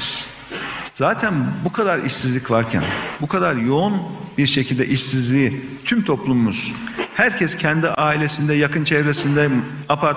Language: Turkish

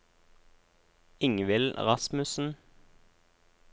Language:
Norwegian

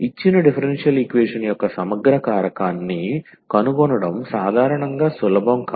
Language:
Telugu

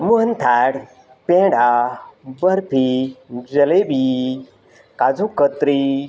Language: Gujarati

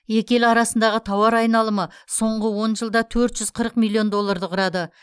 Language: Kazakh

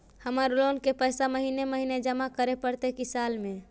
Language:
Magahi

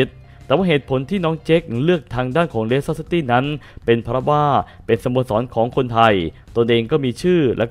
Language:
Thai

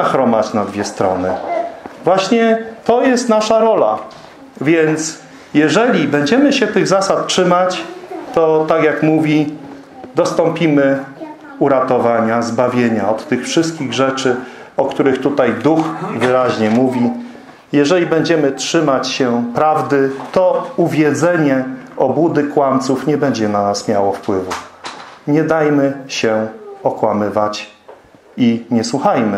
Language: Polish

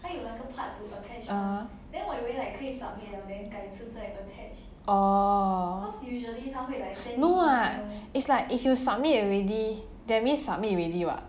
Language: English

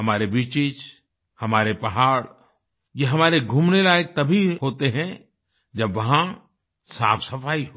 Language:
Hindi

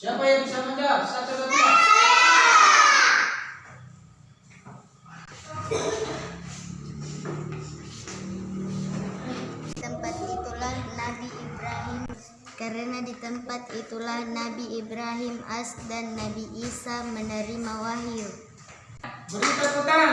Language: Indonesian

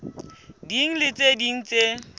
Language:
Southern Sotho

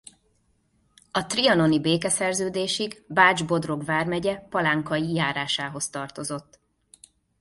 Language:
Hungarian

